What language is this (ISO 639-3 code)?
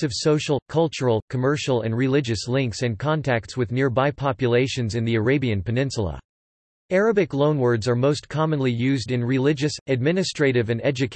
eng